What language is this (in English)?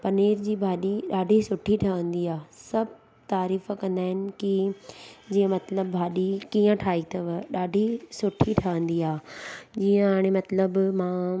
Sindhi